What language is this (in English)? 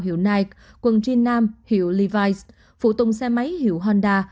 Vietnamese